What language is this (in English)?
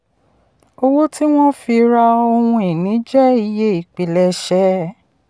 Yoruba